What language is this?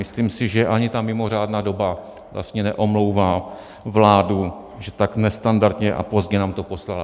Czech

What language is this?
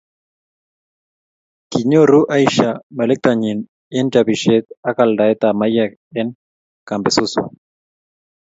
Kalenjin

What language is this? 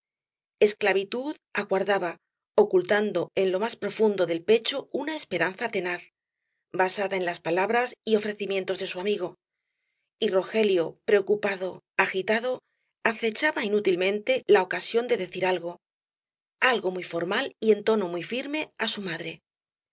Spanish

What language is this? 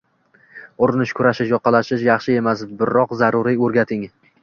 Uzbek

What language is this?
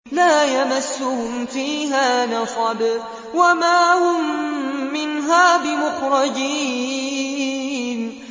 Arabic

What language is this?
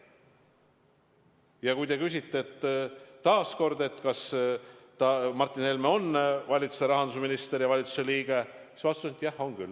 Estonian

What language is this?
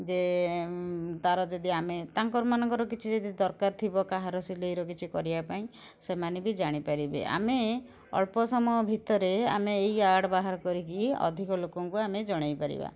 Odia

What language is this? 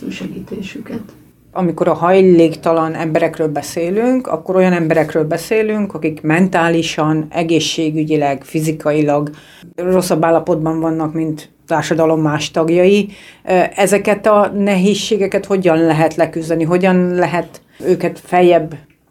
Hungarian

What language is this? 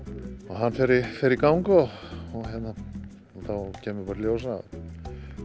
Icelandic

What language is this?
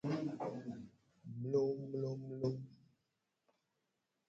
Gen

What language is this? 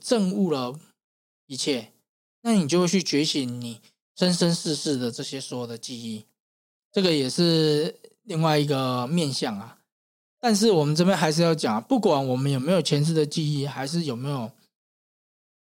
Chinese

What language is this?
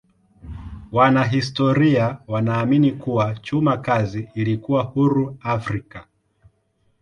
Swahili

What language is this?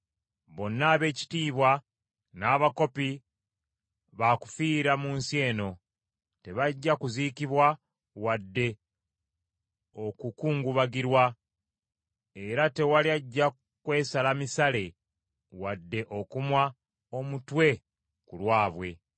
Ganda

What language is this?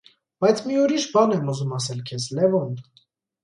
Armenian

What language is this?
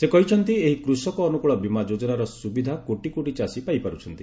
Odia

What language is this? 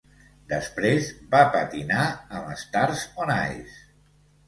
Catalan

